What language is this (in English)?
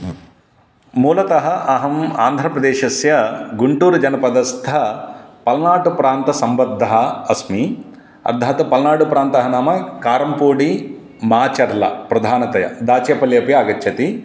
Sanskrit